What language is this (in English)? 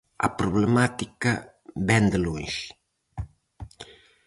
Galician